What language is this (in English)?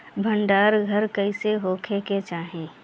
Bhojpuri